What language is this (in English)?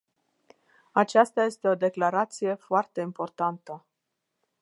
Romanian